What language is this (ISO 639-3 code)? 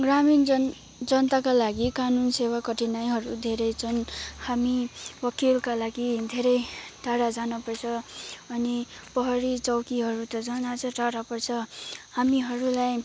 nep